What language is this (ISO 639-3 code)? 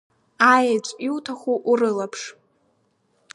abk